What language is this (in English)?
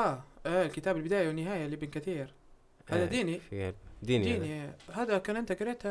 Arabic